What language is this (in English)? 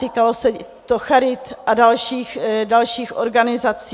Czech